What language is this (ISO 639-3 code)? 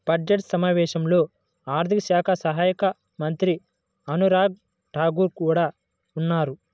tel